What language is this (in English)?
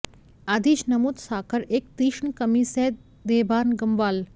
Marathi